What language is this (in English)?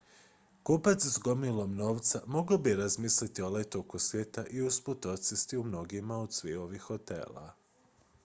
Croatian